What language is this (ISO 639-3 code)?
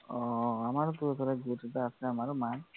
asm